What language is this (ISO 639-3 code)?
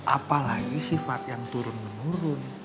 ind